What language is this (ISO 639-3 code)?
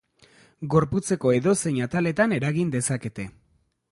eus